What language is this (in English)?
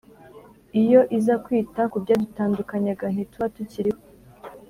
Kinyarwanda